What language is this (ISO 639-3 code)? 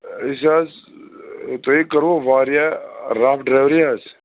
kas